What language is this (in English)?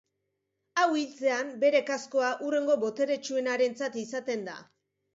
Basque